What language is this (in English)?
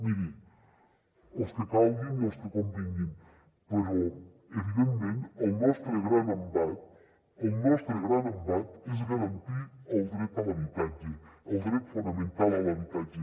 Catalan